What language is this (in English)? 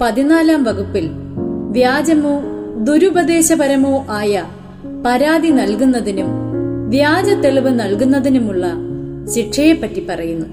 Malayalam